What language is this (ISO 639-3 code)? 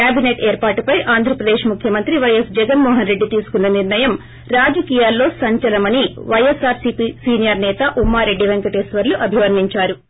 tel